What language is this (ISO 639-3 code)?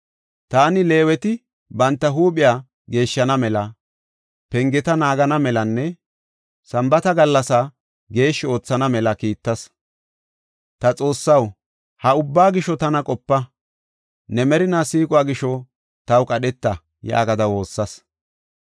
gof